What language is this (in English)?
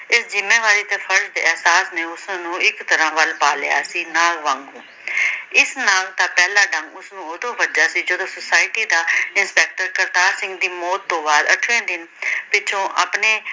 Punjabi